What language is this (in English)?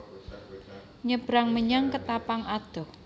Javanese